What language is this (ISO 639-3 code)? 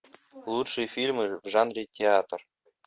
rus